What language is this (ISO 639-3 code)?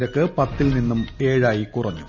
mal